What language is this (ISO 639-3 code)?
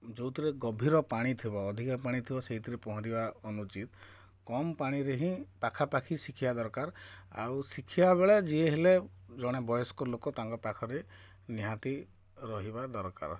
ori